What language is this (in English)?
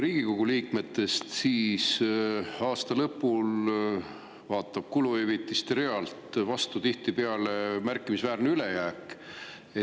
Estonian